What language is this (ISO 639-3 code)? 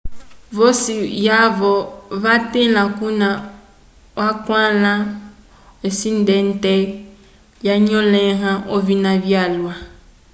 umb